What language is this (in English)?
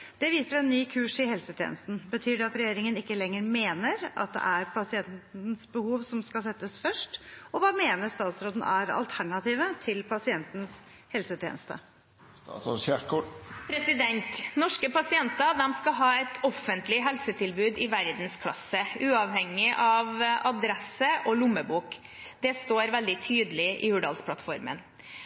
Norwegian Bokmål